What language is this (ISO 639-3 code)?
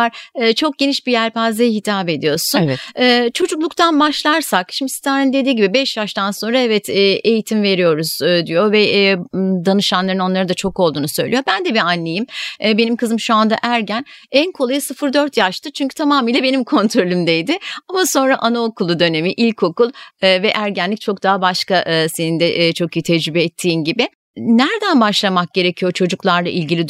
tur